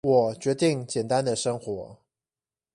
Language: Chinese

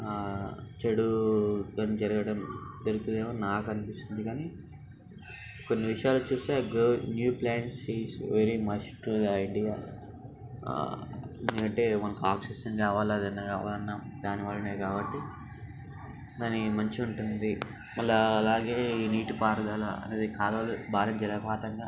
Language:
Telugu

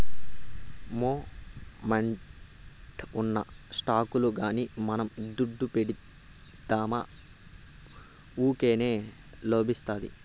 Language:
Telugu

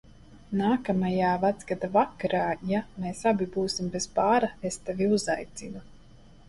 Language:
Latvian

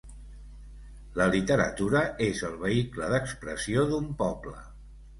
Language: Catalan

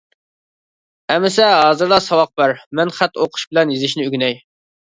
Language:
Uyghur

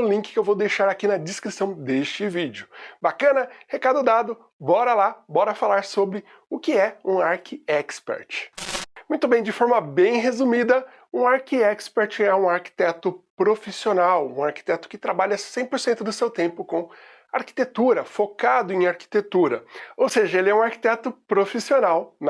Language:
Portuguese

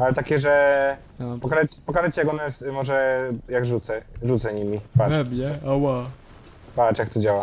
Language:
Polish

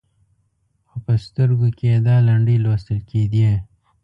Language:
Pashto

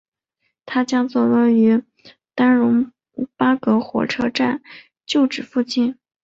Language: Chinese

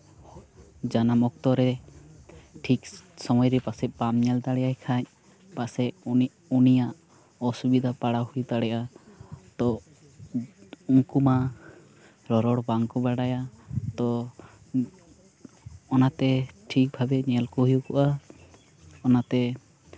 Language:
Santali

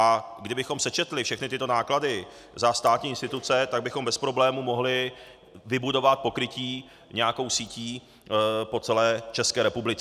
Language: Czech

